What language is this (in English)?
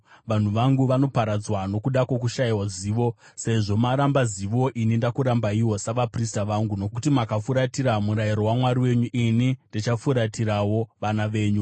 Shona